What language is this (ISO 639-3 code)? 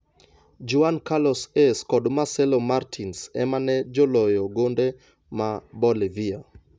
luo